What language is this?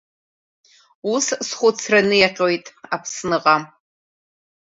Abkhazian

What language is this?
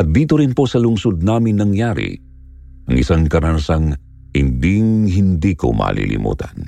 Filipino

